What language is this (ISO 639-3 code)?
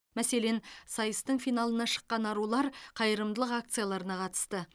kaz